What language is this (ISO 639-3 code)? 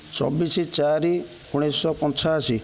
ori